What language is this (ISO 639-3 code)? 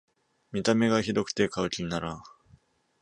jpn